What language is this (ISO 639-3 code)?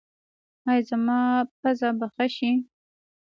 pus